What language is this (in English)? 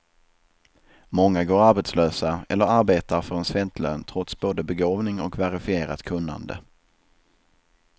Swedish